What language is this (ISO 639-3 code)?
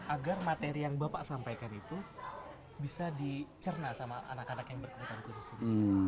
ind